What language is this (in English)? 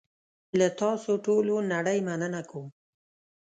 Pashto